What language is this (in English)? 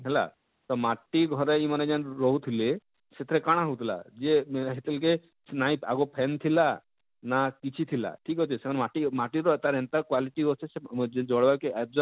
Odia